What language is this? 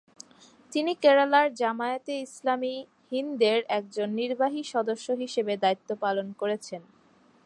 Bangla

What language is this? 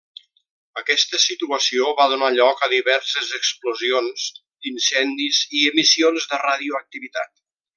Catalan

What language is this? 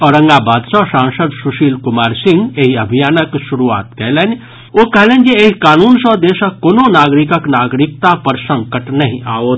Maithili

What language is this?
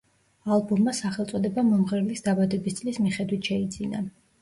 Georgian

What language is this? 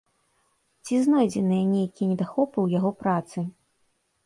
Belarusian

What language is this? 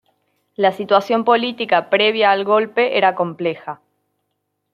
Spanish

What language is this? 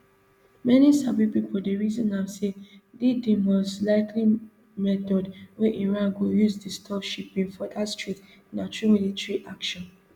Nigerian Pidgin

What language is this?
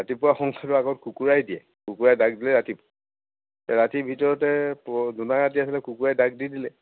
Assamese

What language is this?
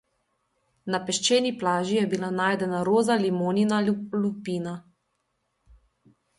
Slovenian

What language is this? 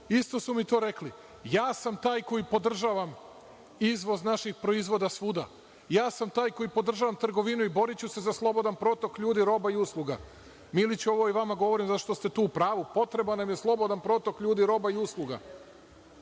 Serbian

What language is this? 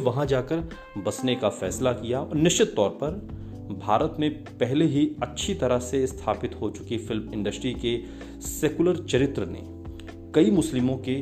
Hindi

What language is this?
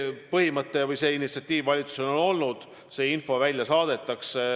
Estonian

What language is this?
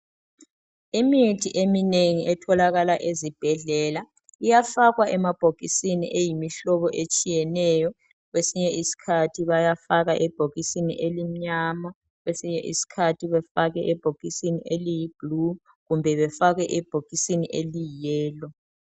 North Ndebele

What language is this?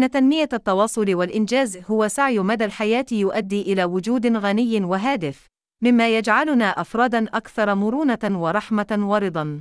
Arabic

